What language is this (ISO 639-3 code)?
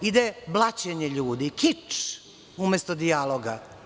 srp